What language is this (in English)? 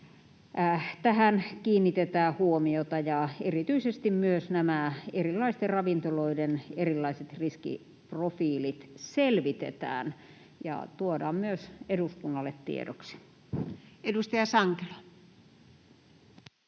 Finnish